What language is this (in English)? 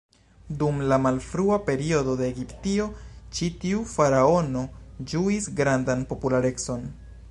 Esperanto